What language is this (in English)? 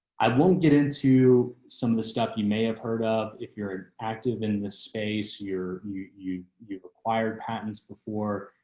English